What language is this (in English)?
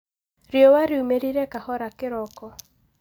Kikuyu